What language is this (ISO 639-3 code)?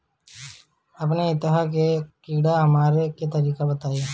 bho